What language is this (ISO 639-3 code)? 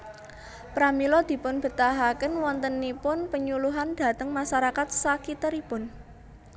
jav